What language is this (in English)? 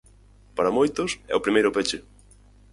Galician